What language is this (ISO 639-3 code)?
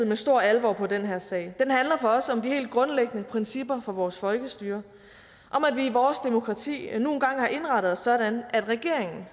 dan